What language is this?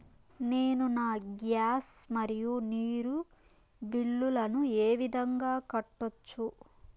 Telugu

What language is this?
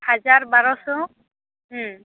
Santali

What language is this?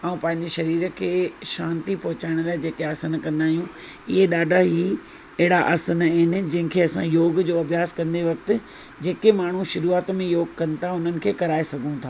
Sindhi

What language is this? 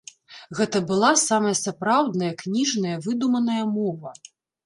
Belarusian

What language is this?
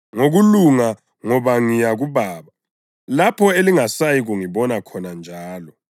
North Ndebele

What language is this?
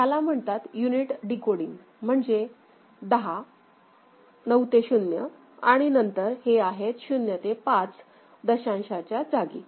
Marathi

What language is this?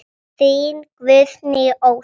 Icelandic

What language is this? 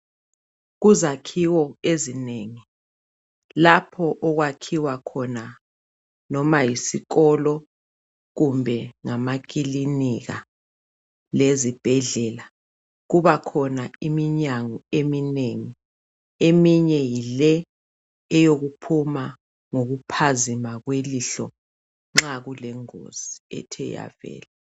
North Ndebele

